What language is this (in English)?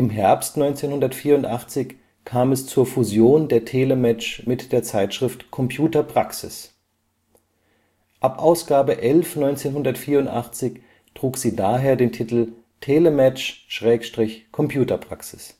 German